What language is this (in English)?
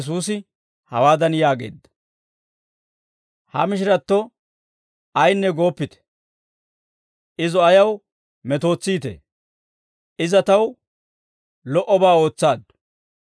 Dawro